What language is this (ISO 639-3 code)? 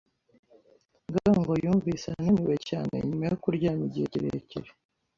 kin